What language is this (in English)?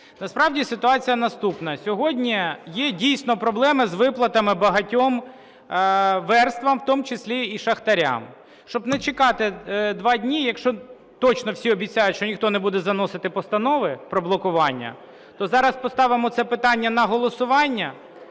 Ukrainian